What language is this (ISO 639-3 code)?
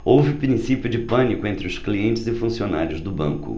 por